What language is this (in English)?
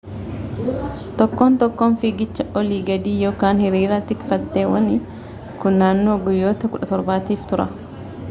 Oromo